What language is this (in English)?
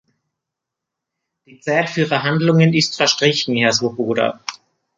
German